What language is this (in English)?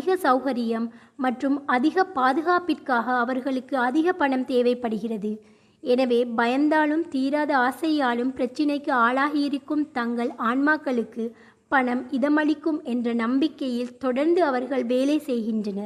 Tamil